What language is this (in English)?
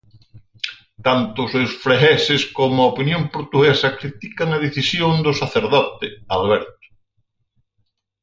Galician